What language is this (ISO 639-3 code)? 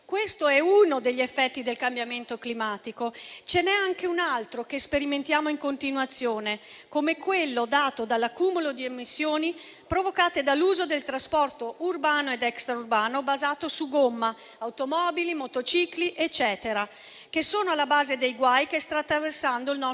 ita